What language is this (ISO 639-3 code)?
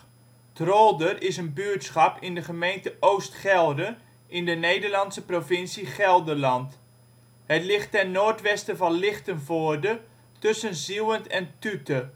nld